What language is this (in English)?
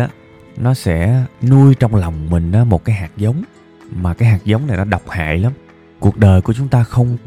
Vietnamese